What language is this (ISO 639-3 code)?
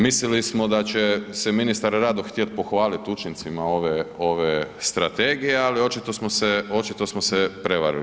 hrv